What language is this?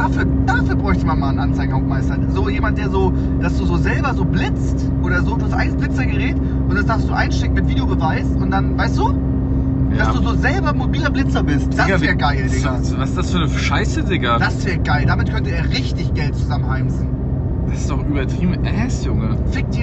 German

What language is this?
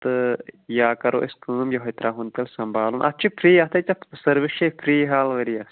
Kashmiri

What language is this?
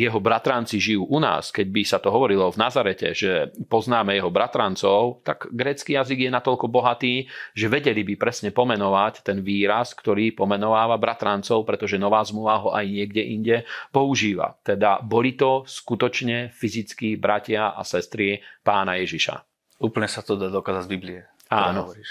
Slovak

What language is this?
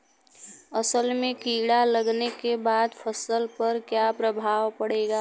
Bhojpuri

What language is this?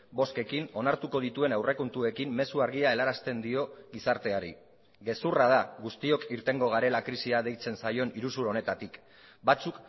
Basque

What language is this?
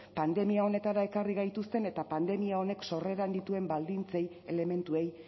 Basque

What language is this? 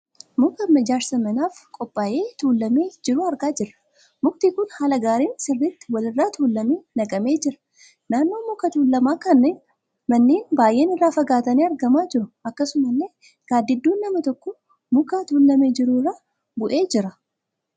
Oromo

